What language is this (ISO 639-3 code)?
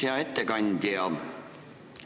est